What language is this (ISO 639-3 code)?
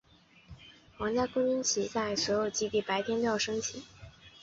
zho